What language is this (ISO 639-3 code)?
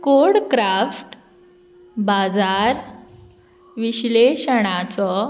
kok